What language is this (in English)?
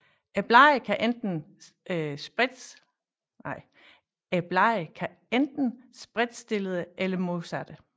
Danish